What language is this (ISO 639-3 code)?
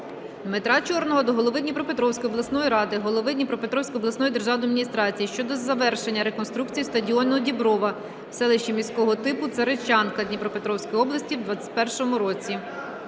ukr